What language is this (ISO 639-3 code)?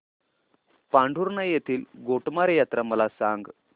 mar